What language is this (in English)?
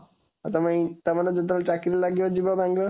Odia